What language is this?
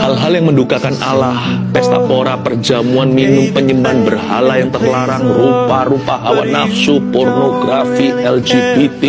Indonesian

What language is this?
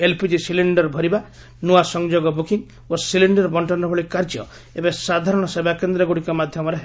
Odia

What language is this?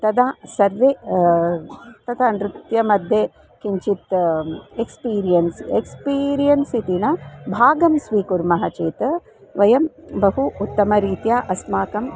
Sanskrit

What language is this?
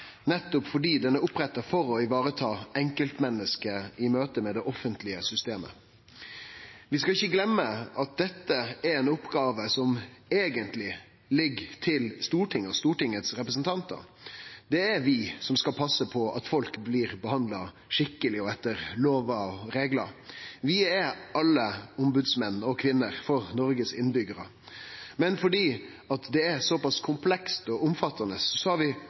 Norwegian Nynorsk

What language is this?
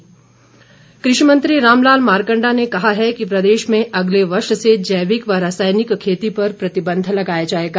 Hindi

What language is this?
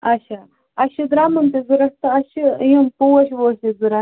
Kashmiri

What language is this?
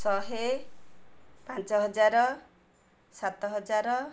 Odia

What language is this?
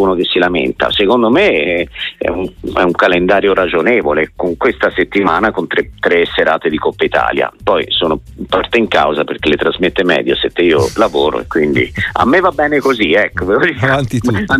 Italian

